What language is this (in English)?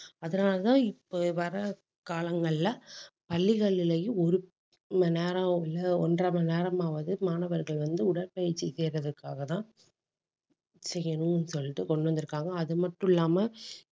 Tamil